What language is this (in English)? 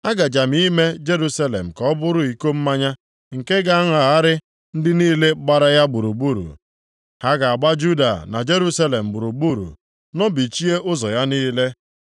Igbo